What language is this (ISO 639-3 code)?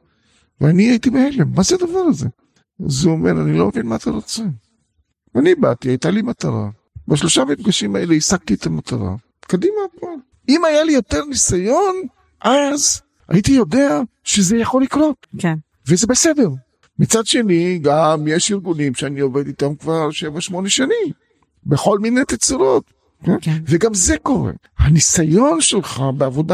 heb